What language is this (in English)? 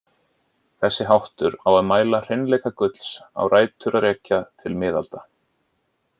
Icelandic